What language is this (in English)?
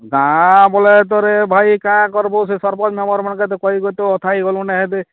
Odia